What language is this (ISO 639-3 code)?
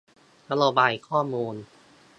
tha